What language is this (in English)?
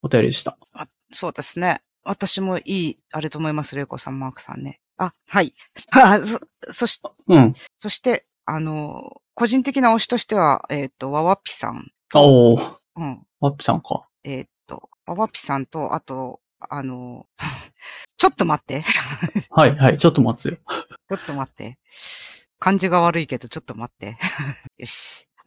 Japanese